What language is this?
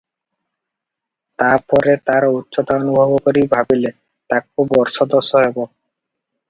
Odia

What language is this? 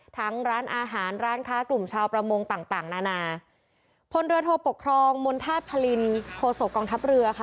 Thai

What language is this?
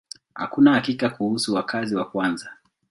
Swahili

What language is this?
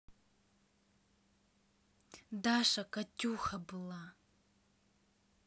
Russian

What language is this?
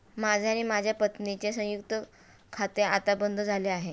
Marathi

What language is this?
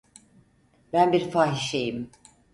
Turkish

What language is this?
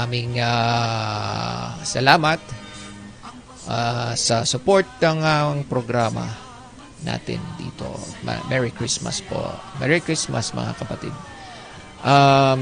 Filipino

